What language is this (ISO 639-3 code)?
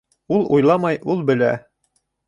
bak